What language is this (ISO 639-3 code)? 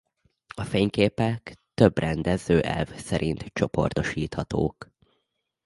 hun